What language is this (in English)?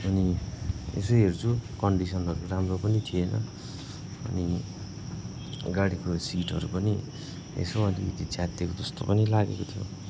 Nepali